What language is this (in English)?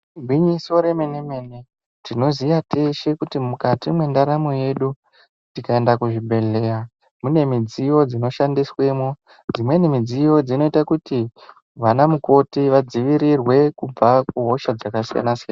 Ndau